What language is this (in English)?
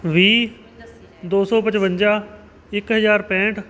Punjabi